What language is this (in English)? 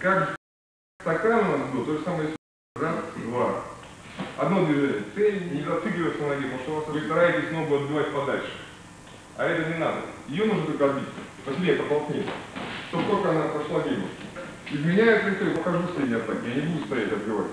Russian